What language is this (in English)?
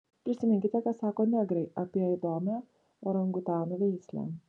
Lithuanian